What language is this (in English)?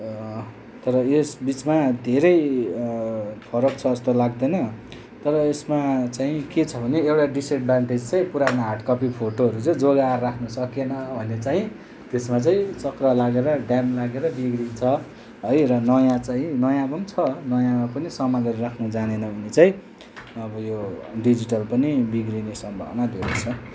Nepali